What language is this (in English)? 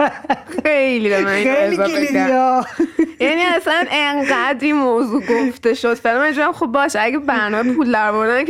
Persian